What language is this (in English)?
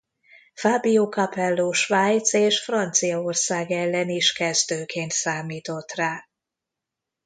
Hungarian